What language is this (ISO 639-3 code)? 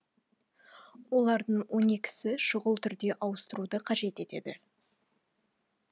kaz